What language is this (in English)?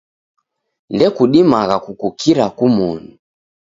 Taita